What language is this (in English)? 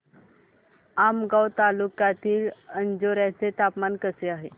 Marathi